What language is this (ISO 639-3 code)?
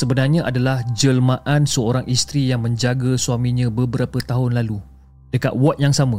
msa